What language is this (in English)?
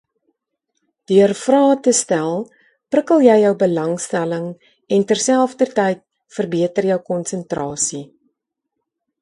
Afrikaans